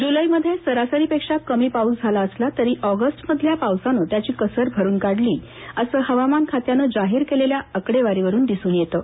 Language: Marathi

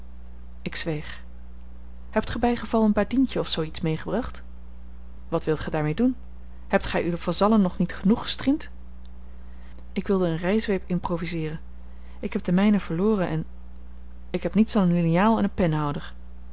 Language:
Dutch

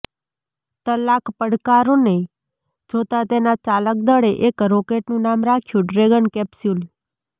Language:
Gujarati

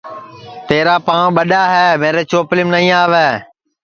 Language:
Sansi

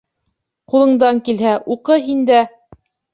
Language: Bashkir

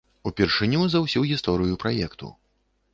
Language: Belarusian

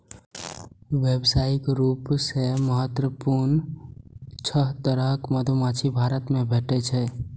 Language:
Maithili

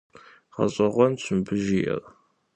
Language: Kabardian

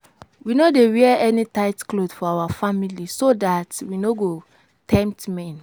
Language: Nigerian Pidgin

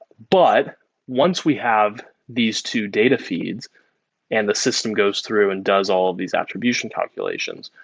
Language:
English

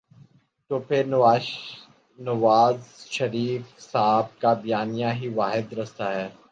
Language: Urdu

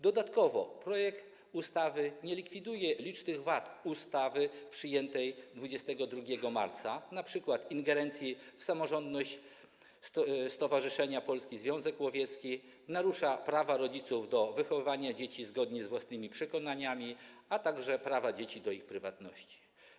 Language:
Polish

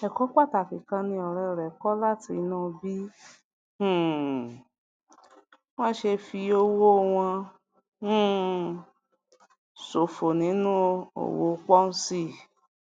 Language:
Yoruba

